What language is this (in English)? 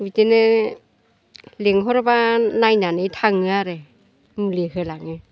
Bodo